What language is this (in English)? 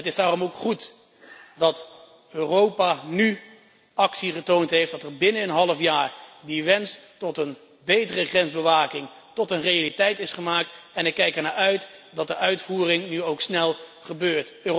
Dutch